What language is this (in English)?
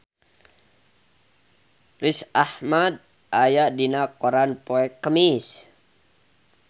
Sundanese